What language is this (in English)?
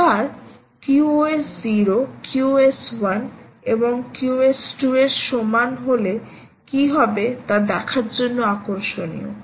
Bangla